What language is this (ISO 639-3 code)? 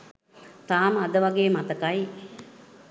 sin